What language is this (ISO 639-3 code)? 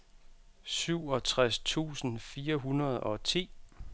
dan